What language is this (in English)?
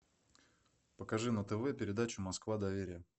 Russian